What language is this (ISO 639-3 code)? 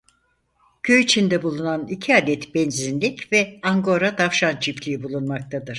tur